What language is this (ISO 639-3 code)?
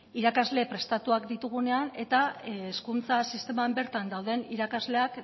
eus